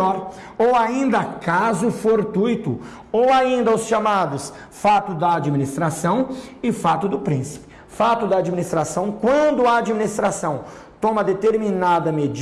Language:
Portuguese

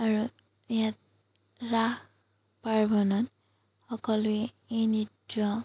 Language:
Assamese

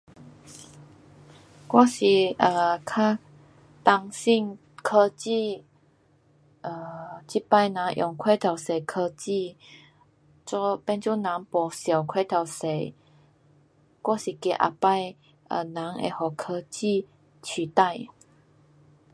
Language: Pu-Xian Chinese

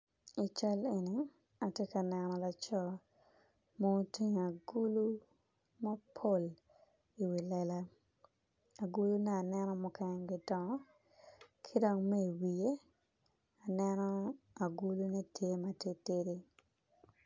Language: Acoli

